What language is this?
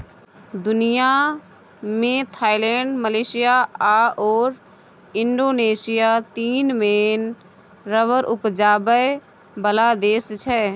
Maithili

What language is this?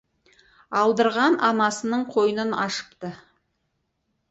Kazakh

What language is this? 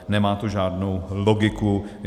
Czech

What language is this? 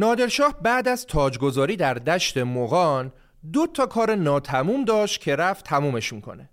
Persian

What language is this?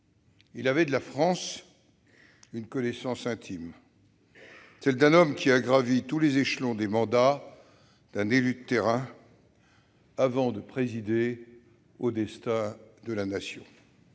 French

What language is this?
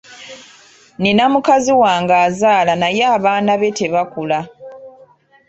Ganda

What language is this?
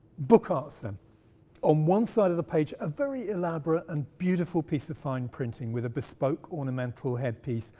English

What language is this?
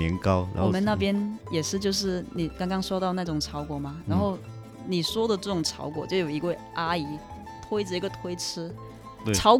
Chinese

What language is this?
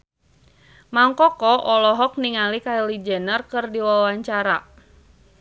Sundanese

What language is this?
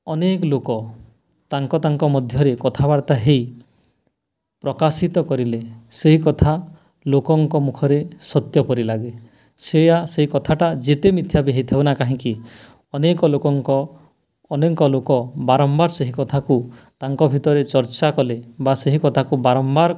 Odia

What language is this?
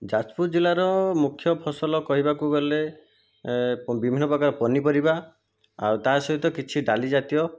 Odia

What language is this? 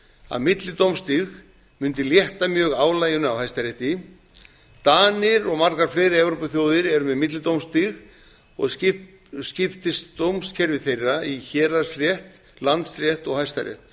Icelandic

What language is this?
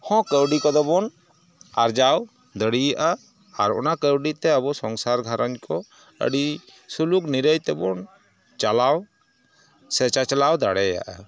Santali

